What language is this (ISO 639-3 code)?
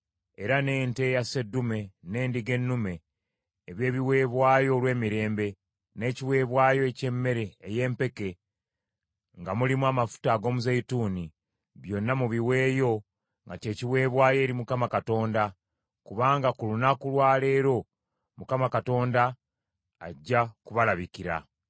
lug